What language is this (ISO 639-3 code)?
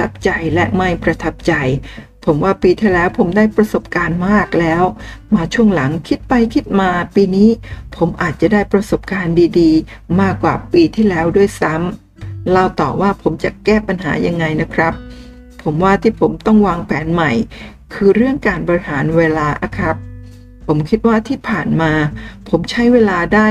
tha